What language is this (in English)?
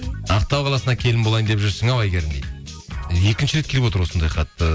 Kazakh